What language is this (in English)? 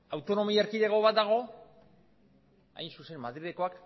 Basque